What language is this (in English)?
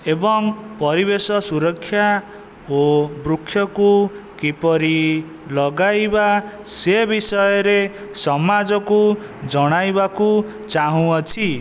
Odia